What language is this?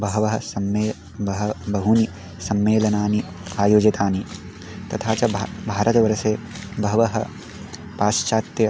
Sanskrit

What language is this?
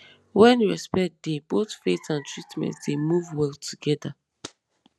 Nigerian Pidgin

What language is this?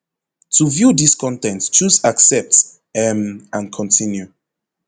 Nigerian Pidgin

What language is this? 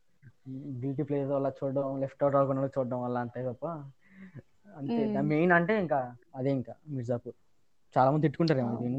Telugu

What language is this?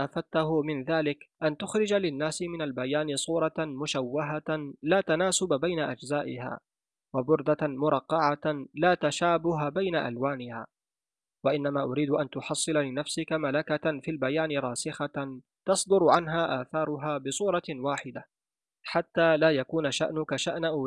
Arabic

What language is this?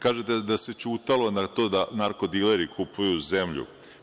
Serbian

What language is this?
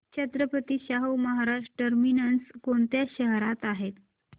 Marathi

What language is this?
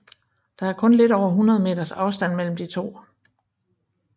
Danish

